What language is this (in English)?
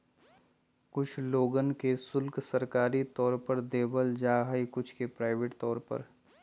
Magahi